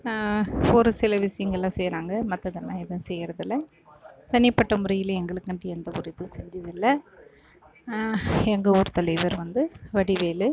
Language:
Tamil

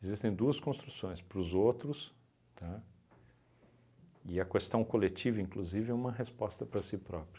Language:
Portuguese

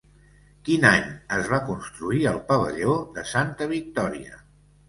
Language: Catalan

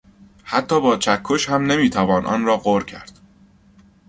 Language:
Persian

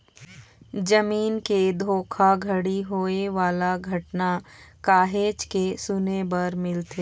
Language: Chhattisgarhi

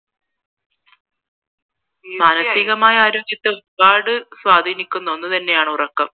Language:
Malayalam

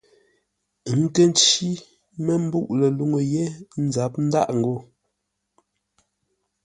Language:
Ngombale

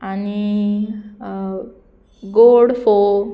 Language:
Konkani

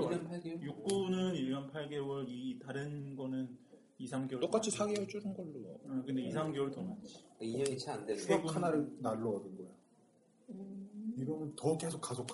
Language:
Korean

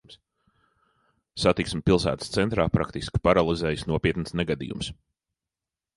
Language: Latvian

